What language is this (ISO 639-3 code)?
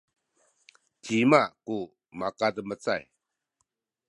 szy